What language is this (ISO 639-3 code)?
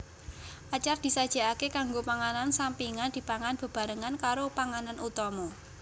jav